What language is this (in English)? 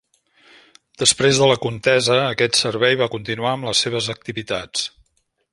Catalan